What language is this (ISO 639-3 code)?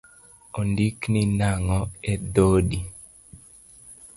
luo